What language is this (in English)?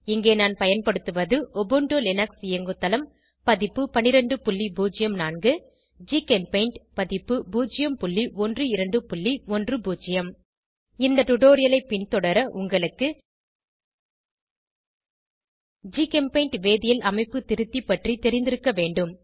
Tamil